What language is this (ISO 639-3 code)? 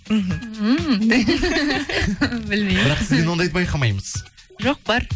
kaz